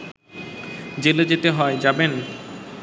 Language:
Bangla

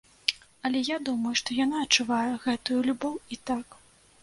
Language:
Belarusian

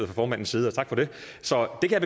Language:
Danish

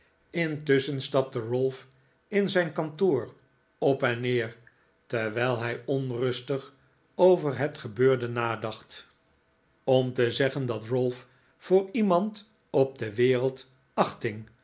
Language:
Dutch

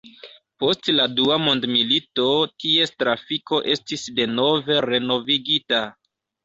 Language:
Esperanto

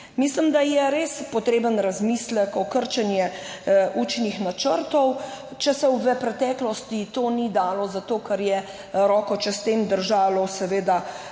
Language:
Slovenian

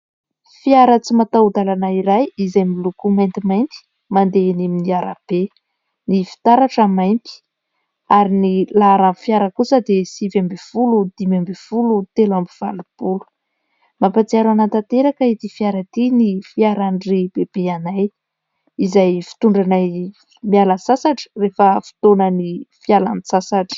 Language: Malagasy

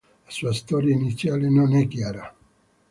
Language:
Italian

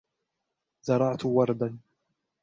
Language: Arabic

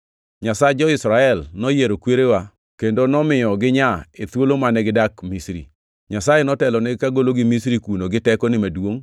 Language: Luo (Kenya and Tanzania)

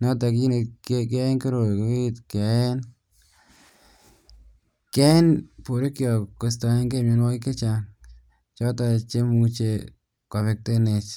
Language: Kalenjin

